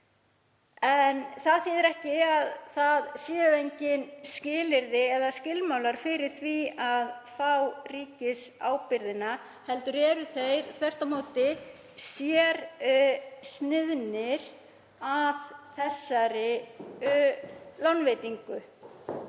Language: Icelandic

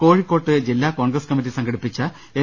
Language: Malayalam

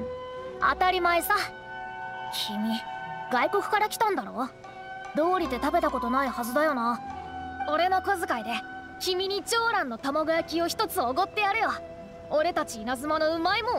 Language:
Japanese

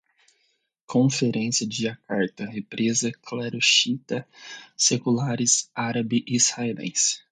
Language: Portuguese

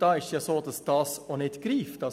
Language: Swiss German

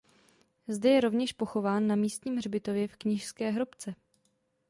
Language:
Czech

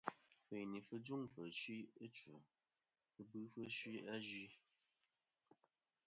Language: Kom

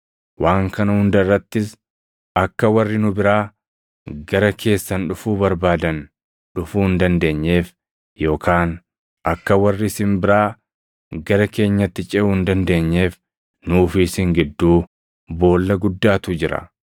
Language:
Oromo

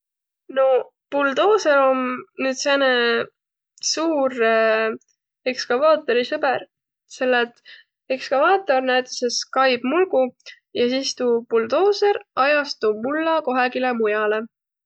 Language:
Võro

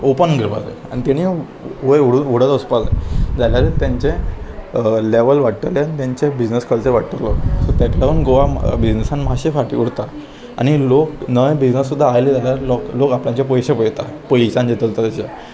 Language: Konkani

